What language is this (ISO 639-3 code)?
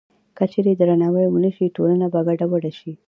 pus